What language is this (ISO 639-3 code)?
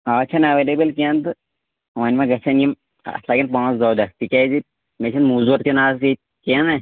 kas